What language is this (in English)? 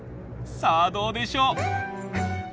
Japanese